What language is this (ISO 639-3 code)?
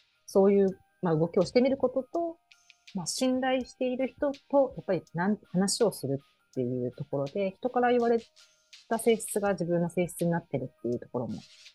jpn